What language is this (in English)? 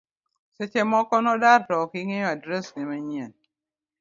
Luo (Kenya and Tanzania)